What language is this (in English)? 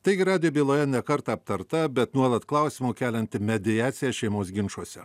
Lithuanian